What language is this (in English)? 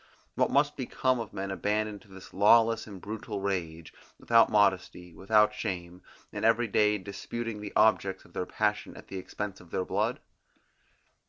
English